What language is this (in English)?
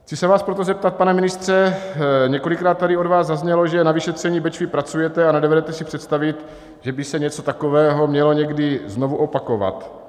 Czech